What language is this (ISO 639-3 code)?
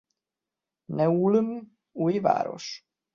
hun